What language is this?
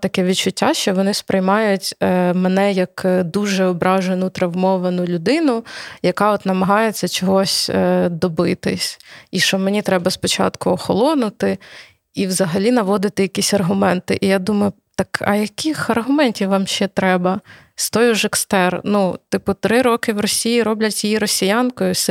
Ukrainian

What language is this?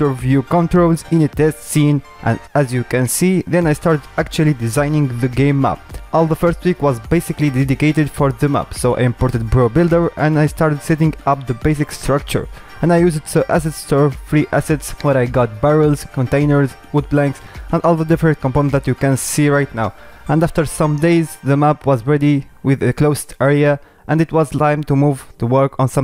English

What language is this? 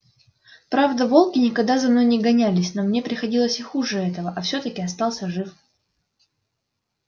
Russian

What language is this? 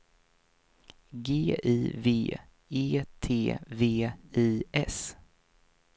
Swedish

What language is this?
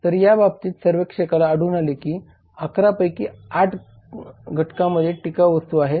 Marathi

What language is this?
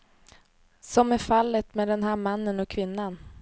Swedish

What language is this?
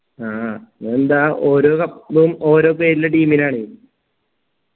Malayalam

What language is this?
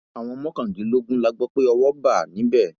Yoruba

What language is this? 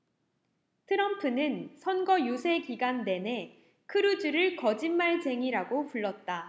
Korean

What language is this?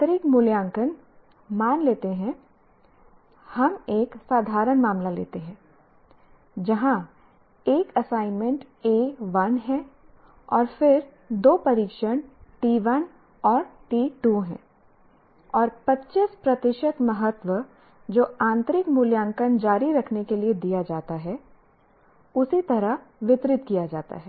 Hindi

